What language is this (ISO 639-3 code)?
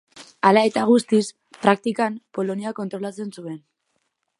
eus